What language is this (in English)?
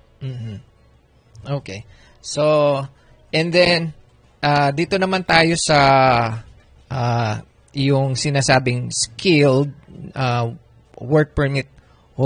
Filipino